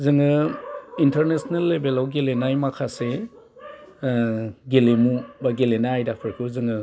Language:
Bodo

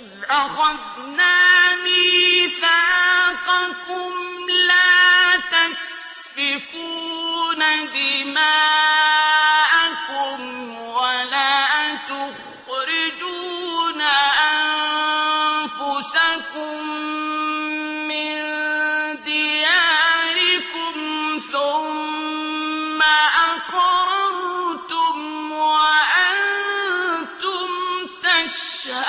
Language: Arabic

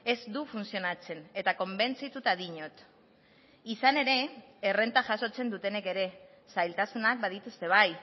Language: Basque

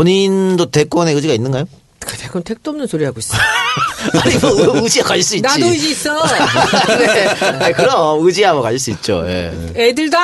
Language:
Korean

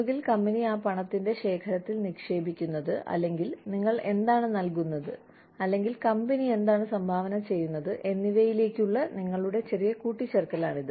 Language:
Malayalam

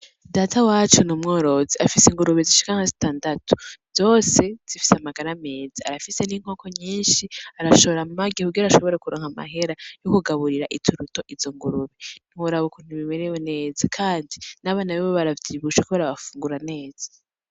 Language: Rundi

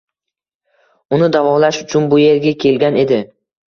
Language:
Uzbek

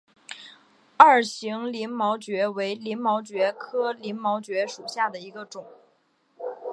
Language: Chinese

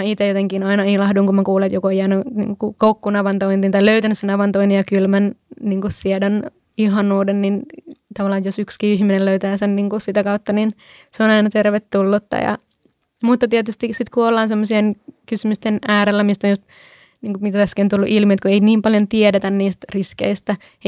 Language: Finnish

